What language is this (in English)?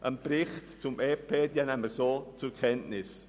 Swiss German